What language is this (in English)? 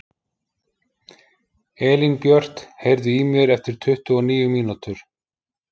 Icelandic